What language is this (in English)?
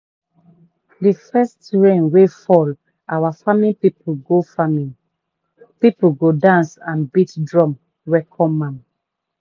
Nigerian Pidgin